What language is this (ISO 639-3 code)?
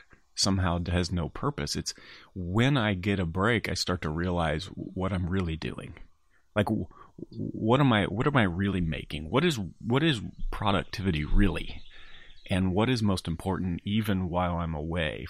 eng